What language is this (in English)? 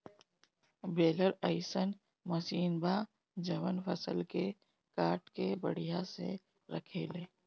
Bhojpuri